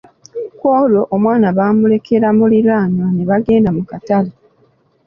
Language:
Ganda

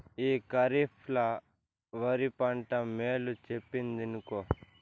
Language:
Telugu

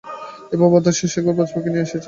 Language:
Bangla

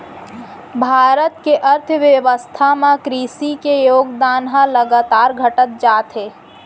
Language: Chhattisgarhi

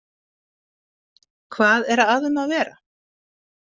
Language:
Icelandic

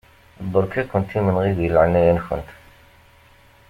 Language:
Kabyle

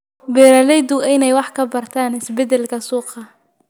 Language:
Somali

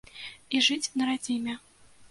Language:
Belarusian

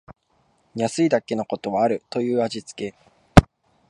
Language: Japanese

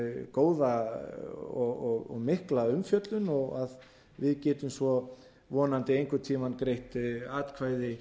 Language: Icelandic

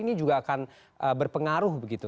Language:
Indonesian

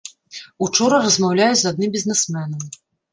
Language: Belarusian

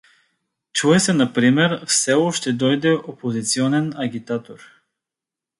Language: Bulgarian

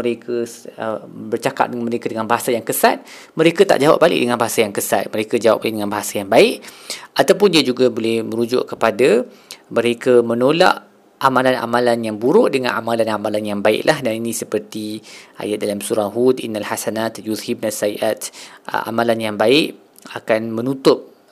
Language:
Malay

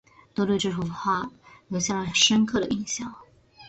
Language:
Chinese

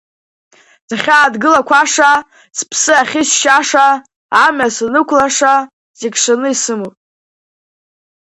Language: Abkhazian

